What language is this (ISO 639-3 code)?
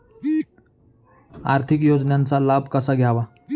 mar